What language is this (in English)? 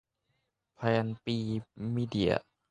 Thai